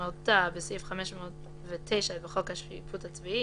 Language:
Hebrew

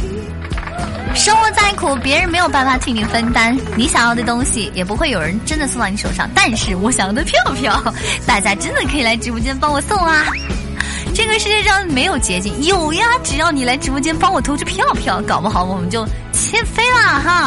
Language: Chinese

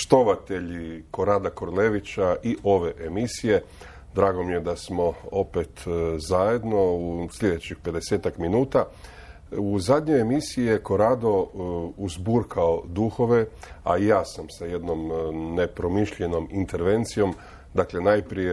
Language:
Croatian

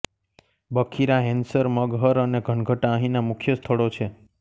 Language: Gujarati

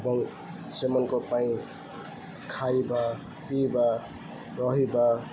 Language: Odia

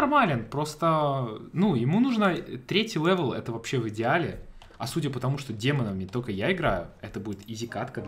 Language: Russian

